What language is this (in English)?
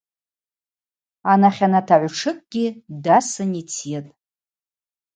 Abaza